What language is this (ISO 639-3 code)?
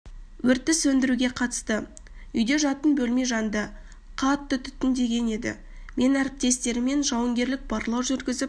kaz